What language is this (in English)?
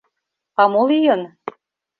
Mari